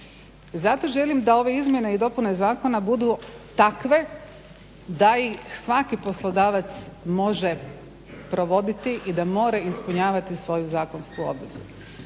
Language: Croatian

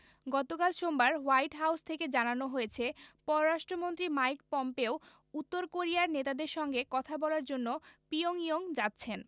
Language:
Bangla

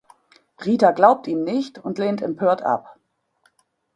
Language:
German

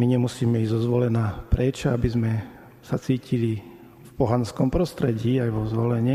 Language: Slovak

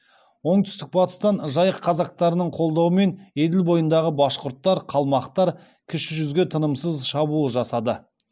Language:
Kazakh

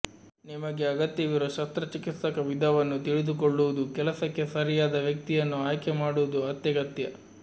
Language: Kannada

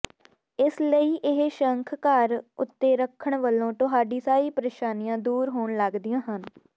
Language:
Punjabi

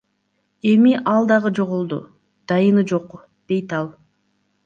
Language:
Kyrgyz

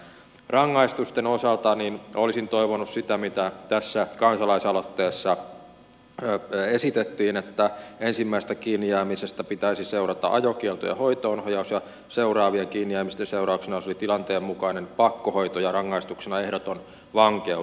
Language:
Finnish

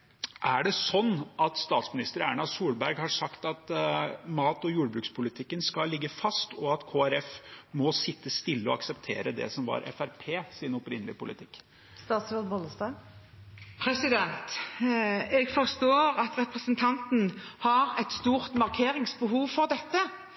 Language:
Norwegian Bokmål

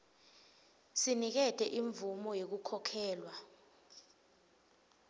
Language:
Swati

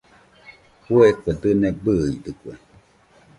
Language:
Nüpode Huitoto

